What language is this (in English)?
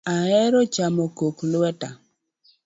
Luo (Kenya and Tanzania)